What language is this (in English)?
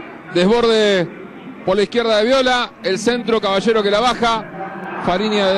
Spanish